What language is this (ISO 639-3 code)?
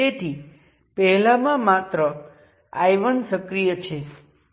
guj